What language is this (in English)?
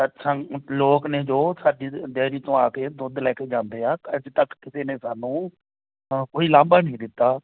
Punjabi